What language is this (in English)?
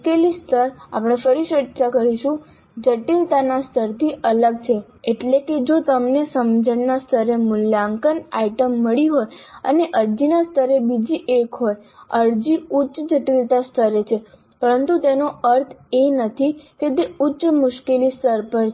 Gujarati